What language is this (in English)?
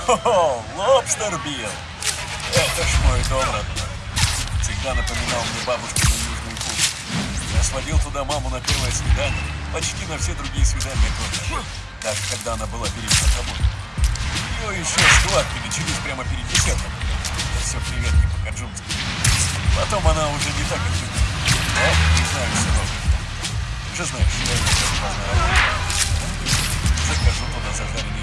Russian